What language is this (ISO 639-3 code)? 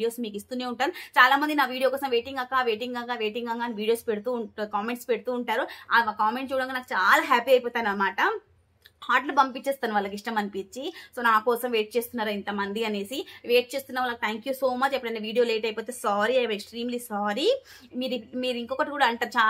tel